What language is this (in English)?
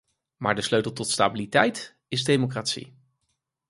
Dutch